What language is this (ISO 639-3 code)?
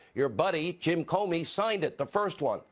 eng